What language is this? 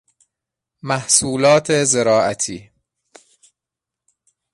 Persian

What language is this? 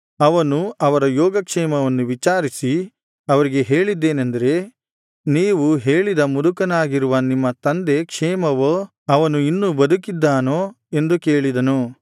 Kannada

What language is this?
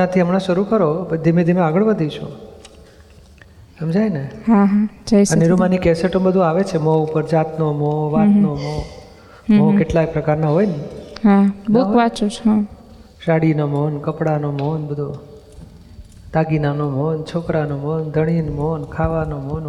Gujarati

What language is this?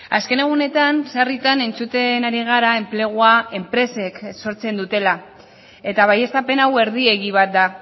Basque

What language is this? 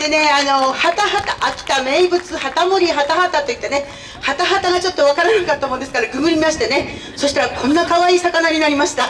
Japanese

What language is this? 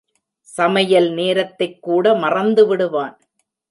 Tamil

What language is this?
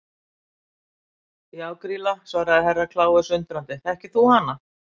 Icelandic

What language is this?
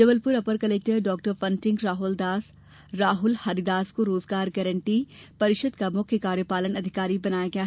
Hindi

